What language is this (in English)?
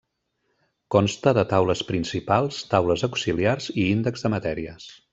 Catalan